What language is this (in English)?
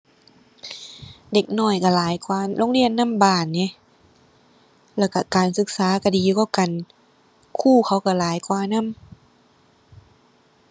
Thai